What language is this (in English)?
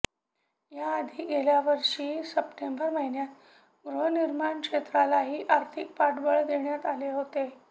Marathi